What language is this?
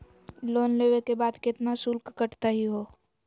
Magahi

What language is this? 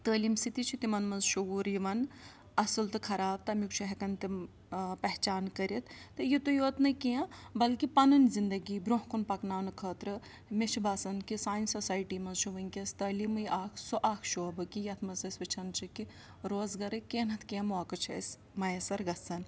Kashmiri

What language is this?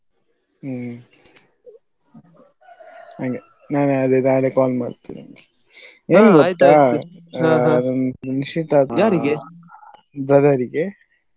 Kannada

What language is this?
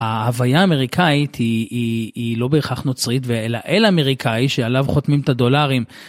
Hebrew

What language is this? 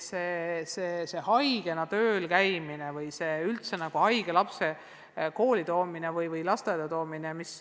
Estonian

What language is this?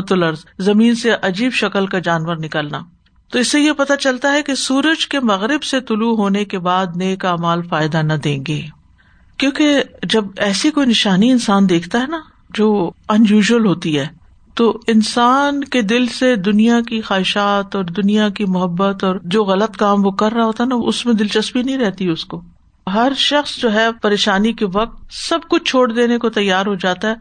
Urdu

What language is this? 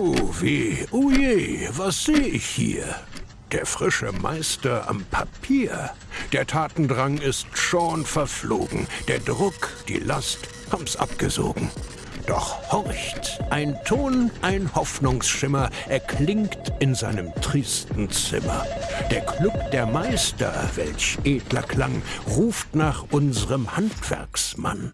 German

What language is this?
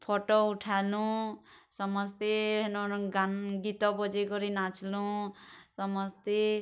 Odia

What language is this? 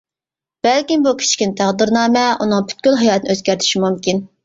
Uyghur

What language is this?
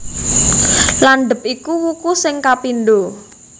Javanese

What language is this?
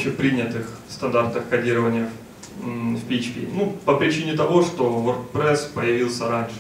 Russian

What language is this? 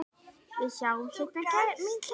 Icelandic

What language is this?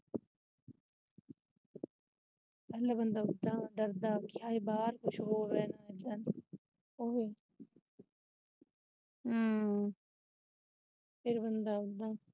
Punjabi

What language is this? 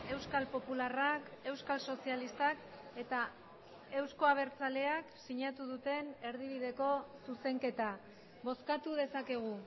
Basque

